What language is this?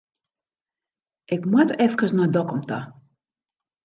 Western Frisian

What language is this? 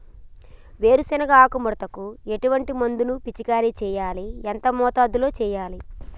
Telugu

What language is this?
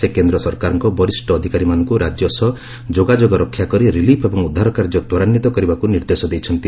Odia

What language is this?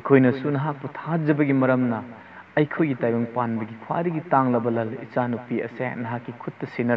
Hindi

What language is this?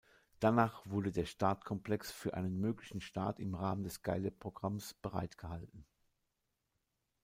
German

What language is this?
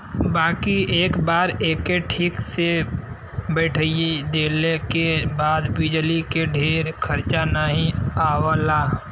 Bhojpuri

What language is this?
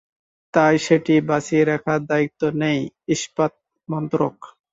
Bangla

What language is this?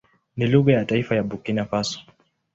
Swahili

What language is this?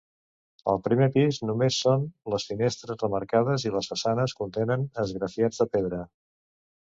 Catalan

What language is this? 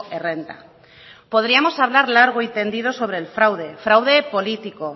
Spanish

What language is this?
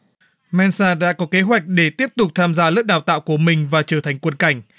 Vietnamese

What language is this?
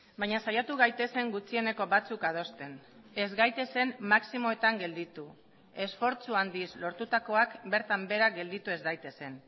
Basque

